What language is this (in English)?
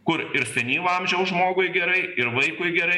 Lithuanian